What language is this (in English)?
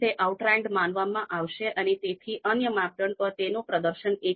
Gujarati